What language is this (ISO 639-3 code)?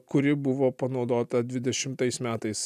lit